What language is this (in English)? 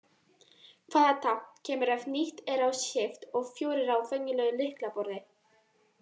Icelandic